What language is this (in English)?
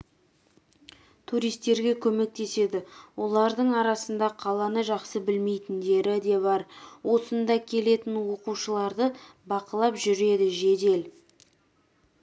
Kazakh